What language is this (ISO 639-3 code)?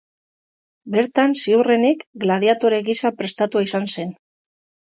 eus